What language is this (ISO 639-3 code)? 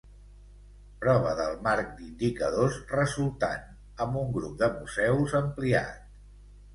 cat